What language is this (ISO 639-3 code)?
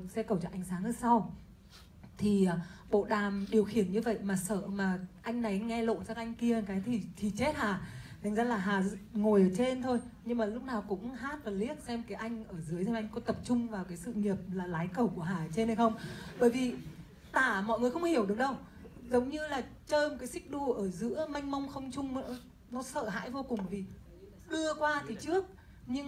vie